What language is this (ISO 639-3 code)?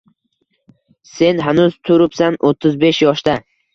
uzb